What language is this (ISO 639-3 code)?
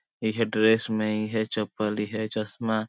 sck